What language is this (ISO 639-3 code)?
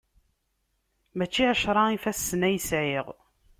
kab